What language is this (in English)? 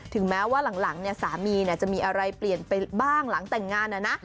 Thai